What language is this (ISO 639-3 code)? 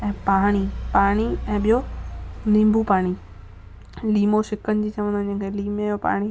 snd